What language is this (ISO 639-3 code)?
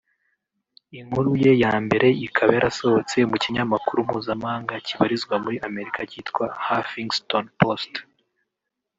kin